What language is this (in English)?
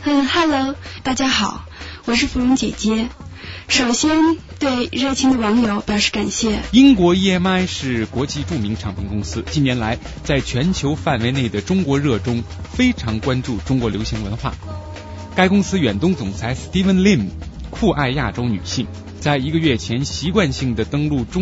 Chinese